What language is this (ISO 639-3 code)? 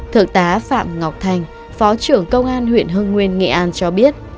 vie